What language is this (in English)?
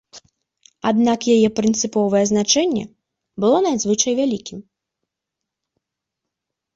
Belarusian